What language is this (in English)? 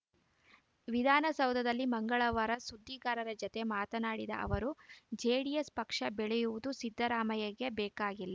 Kannada